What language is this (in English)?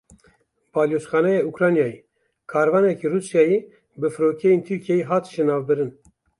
Kurdish